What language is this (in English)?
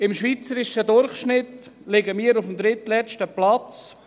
Swiss German